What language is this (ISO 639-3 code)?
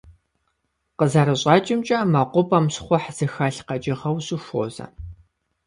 kbd